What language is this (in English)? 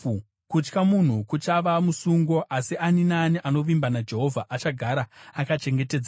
Shona